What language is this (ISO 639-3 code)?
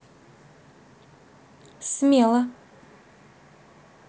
rus